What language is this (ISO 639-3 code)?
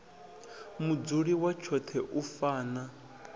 ven